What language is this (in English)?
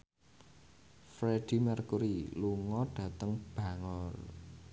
Javanese